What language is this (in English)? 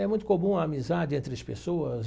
Portuguese